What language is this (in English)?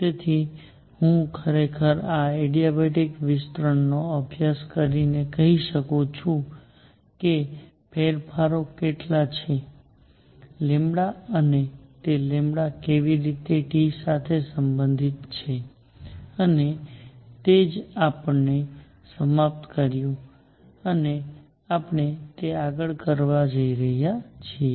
Gujarati